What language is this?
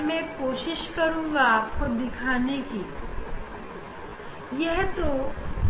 Hindi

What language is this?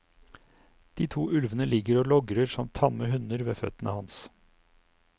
Norwegian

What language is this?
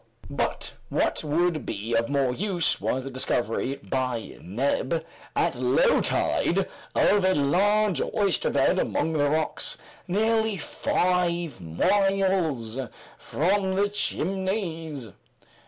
English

